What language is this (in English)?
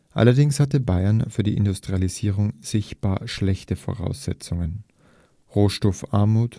German